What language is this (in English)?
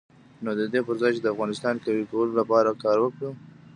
Pashto